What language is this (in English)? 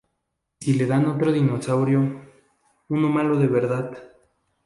Spanish